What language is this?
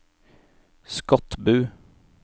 Norwegian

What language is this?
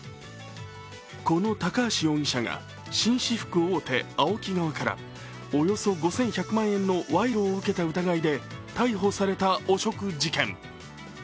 Japanese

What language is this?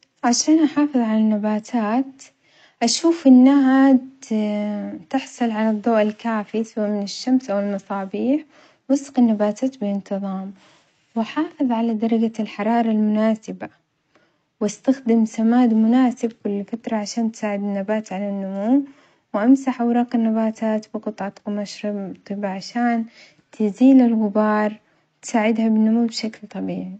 Omani Arabic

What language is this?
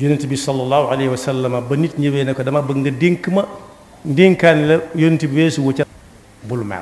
Indonesian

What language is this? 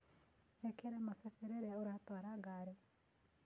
Kikuyu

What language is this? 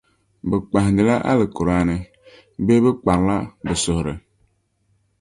Dagbani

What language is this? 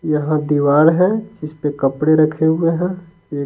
Hindi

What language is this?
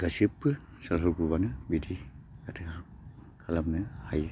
Bodo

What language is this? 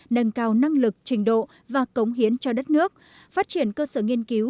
Vietnamese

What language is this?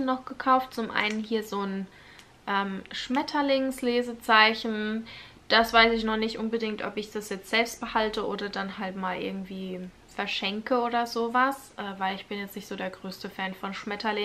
German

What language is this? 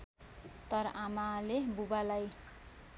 Nepali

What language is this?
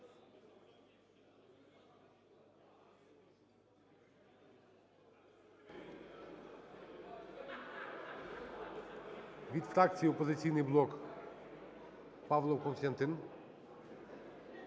Ukrainian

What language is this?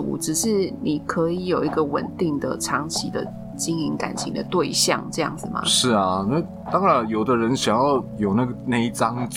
Chinese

